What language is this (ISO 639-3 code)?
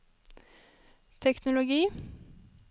nor